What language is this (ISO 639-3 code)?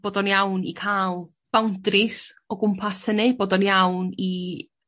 cym